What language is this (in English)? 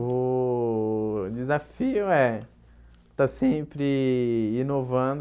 Portuguese